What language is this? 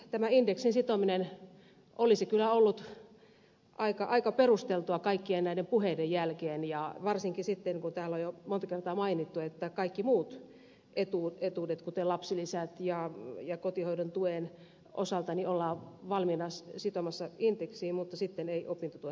Finnish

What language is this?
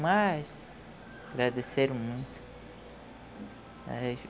Portuguese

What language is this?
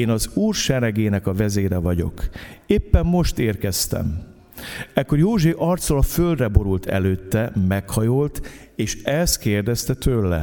Hungarian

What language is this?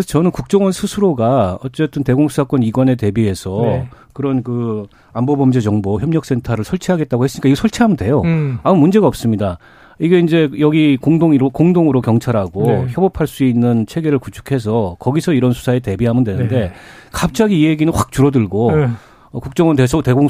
Korean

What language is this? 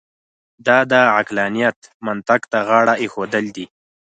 Pashto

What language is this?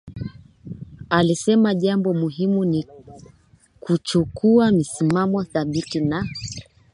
Swahili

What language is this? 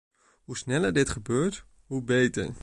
Dutch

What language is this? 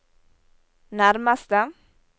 Norwegian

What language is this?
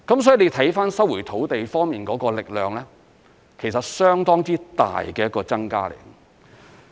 Cantonese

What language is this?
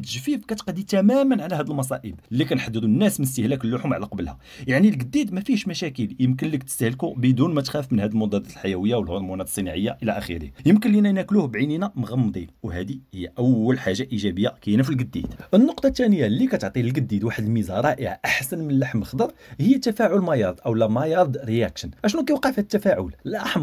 Arabic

